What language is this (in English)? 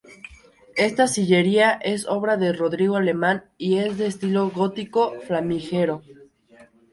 Spanish